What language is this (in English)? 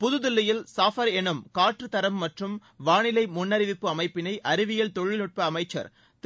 Tamil